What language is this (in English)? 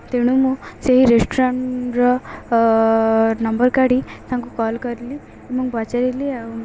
Odia